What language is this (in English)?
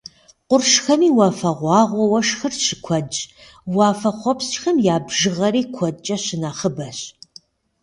Kabardian